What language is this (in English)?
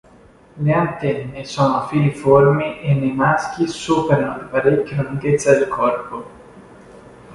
Italian